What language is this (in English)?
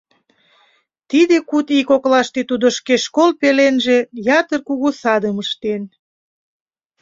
Mari